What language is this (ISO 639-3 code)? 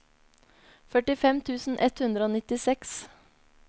nor